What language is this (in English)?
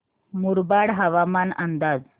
Marathi